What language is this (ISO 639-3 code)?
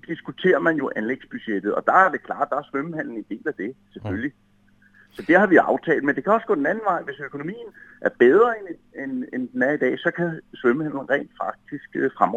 dan